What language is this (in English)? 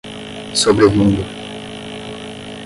Portuguese